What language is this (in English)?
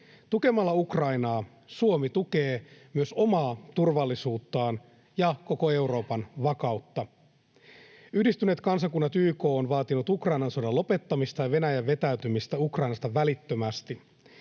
Finnish